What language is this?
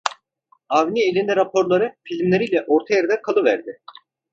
Turkish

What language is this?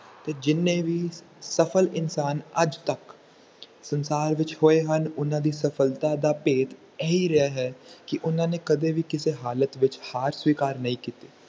Punjabi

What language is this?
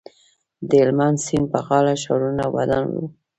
Pashto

